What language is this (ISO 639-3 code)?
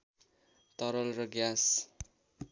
nep